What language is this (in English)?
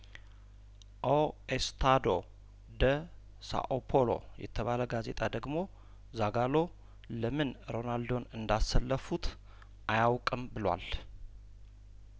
Amharic